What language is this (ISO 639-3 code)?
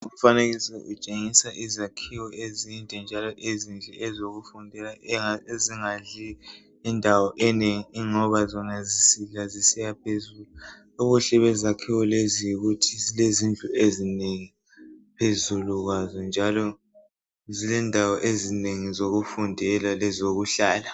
nde